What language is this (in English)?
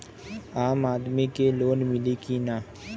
Bhojpuri